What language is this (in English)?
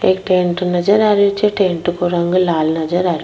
Rajasthani